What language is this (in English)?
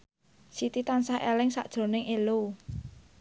Javanese